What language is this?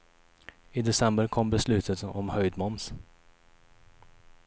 Swedish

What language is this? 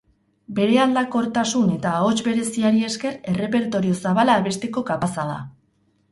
Basque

